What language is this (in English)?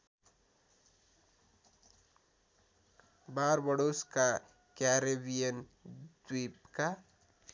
Nepali